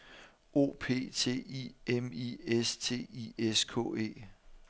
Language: Danish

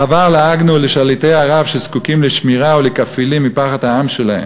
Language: Hebrew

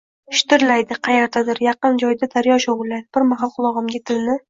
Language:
Uzbek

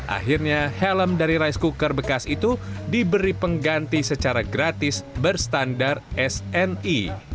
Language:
Indonesian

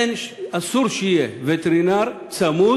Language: Hebrew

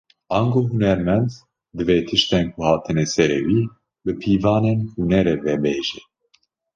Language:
Kurdish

